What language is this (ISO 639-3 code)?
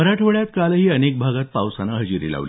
mar